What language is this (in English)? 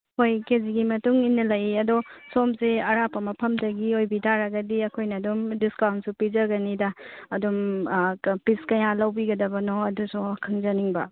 Manipuri